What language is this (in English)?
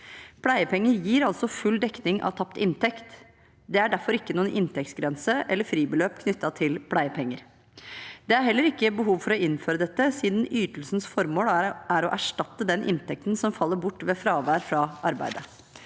Norwegian